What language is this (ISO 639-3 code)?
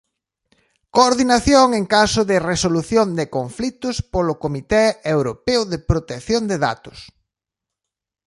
glg